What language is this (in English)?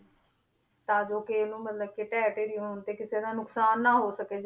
Punjabi